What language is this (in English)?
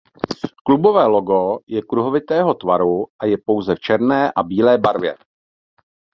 Czech